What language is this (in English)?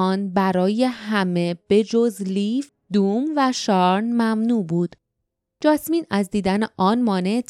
Persian